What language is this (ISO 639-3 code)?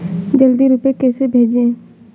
hin